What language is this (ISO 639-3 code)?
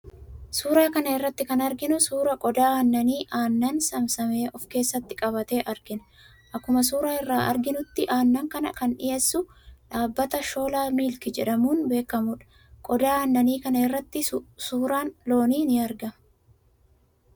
orm